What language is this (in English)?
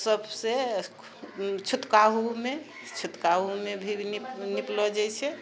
Maithili